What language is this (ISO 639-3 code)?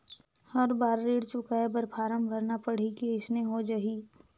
hne